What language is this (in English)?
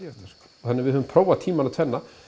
Icelandic